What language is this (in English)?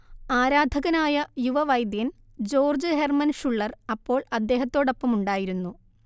Malayalam